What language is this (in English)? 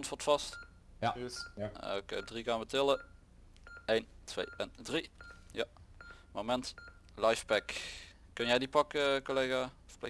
Dutch